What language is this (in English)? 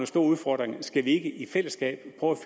Danish